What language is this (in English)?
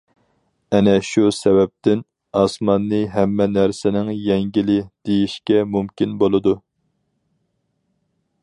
Uyghur